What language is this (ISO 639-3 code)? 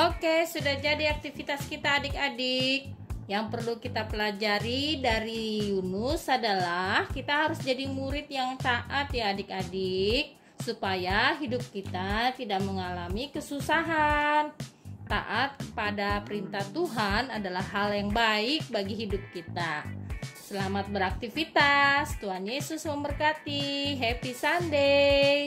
ind